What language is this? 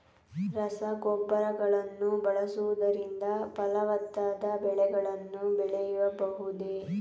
Kannada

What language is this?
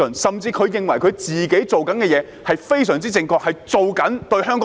Cantonese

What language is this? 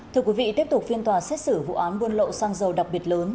Vietnamese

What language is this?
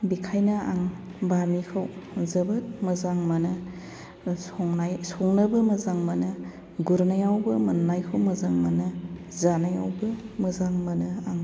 Bodo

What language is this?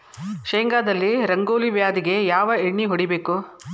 Kannada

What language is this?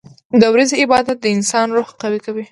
Pashto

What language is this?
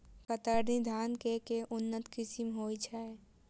Maithili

